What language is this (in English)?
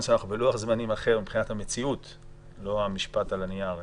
Hebrew